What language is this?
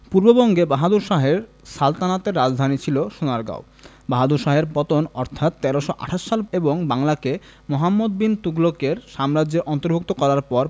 Bangla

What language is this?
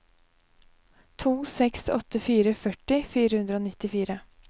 Norwegian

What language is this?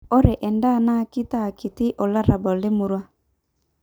Masai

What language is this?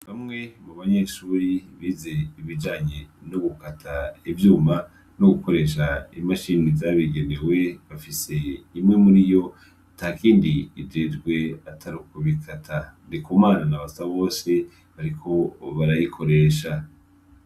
Rundi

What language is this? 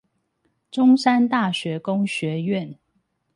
Chinese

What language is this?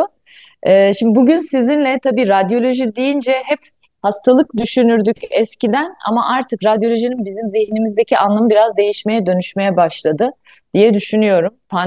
Turkish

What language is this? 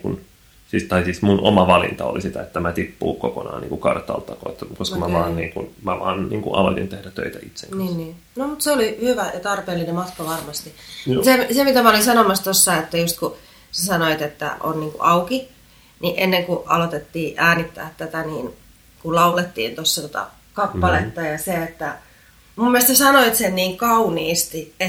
Finnish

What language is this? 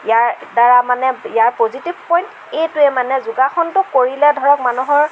Assamese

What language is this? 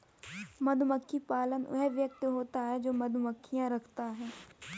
Hindi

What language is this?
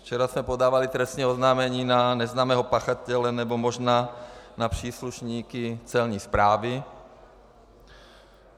Czech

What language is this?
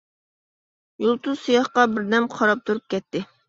Uyghur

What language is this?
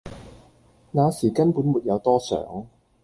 Cantonese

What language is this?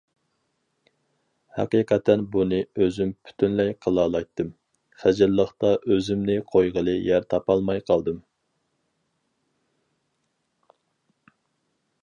Uyghur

